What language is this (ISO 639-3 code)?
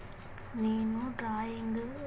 tel